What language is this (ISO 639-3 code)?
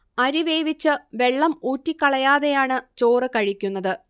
mal